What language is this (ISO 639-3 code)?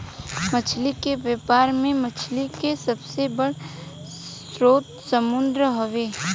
bho